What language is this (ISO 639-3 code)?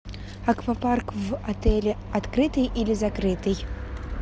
rus